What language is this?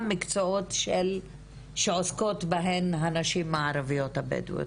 Hebrew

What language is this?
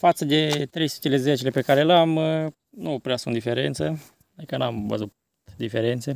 Romanian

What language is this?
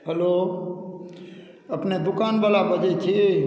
Maithili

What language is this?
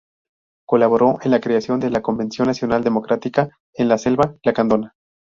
Spanish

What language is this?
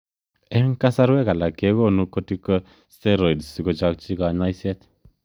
Kalenjin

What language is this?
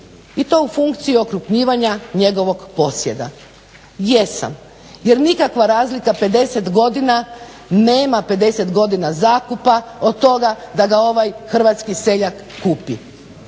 Croatian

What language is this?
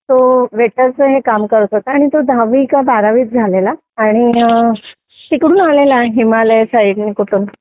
Marathi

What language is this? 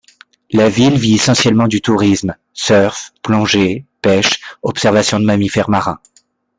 French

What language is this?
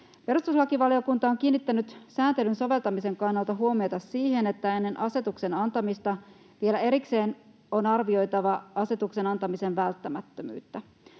Finnish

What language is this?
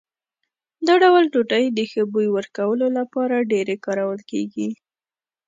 Pashto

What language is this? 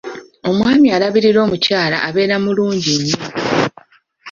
Ganda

